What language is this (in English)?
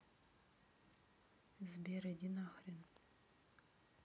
Russian